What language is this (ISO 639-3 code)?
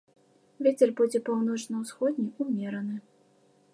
bel